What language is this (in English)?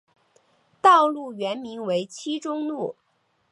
Chinese